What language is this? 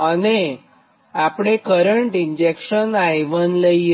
Gujarati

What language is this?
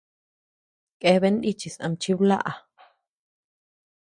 Tepeuxila Cuicatec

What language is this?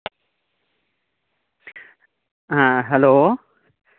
Santali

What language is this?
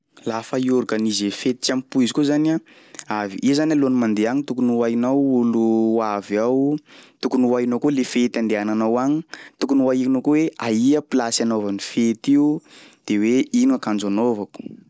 Sakalava Malagasy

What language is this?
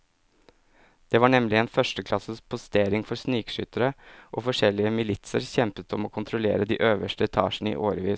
Norwegian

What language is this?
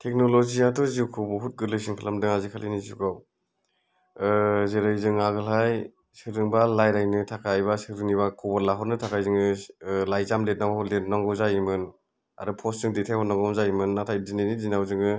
Bodo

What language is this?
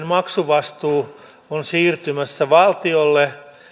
Finnish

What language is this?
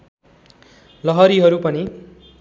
Nepali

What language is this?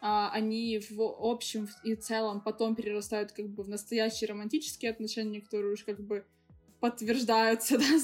Russian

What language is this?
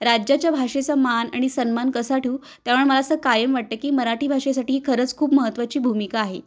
Marathi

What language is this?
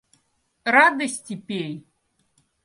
Russian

